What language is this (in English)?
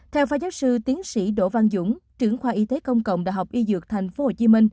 Vietnamese